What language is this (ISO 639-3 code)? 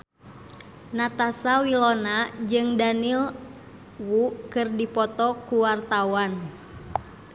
sun